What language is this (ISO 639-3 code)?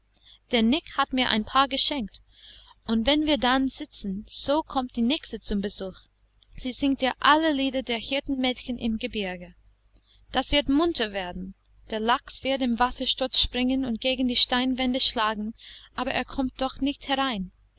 deu